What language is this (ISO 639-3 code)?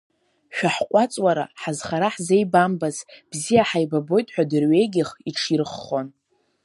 abk